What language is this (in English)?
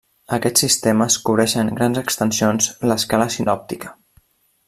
Catalan